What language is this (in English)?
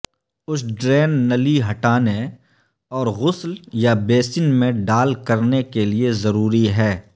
Urdu